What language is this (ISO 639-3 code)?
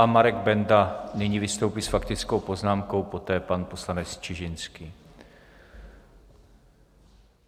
ces